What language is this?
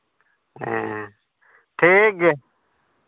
Santali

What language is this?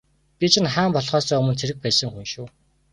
Mongolian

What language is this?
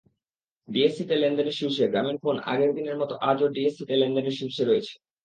Bangla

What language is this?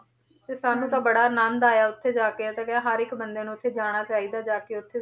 Punjabi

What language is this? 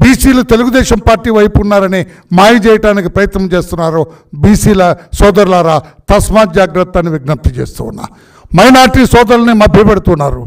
Telugu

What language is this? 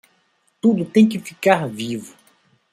Portuguese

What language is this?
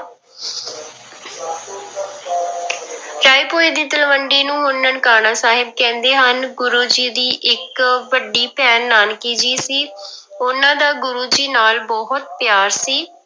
Punjabi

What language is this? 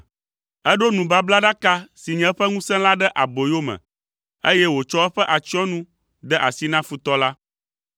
Ewe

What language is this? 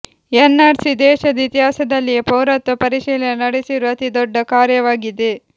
Kannada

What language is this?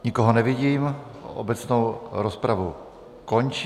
Czech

